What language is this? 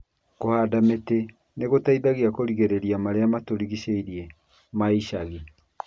Kikuyu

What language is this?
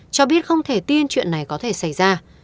Vietnamese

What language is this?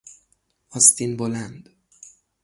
Persian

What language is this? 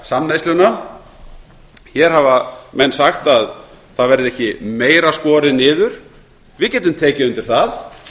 Icelandic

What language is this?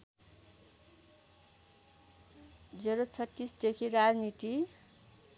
Nepali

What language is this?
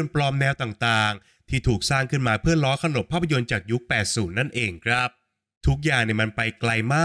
Thai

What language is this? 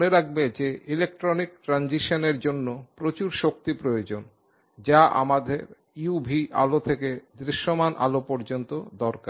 Bangla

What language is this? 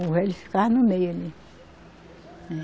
Portuguese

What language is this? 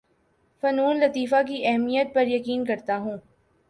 Urdu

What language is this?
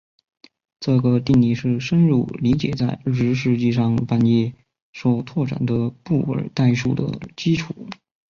Chinese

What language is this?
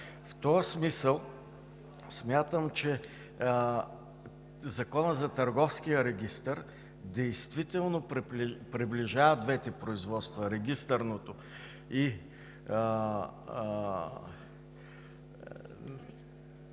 Bulgarian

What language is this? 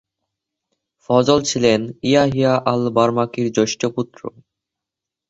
Bangla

